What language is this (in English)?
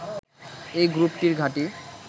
Bangla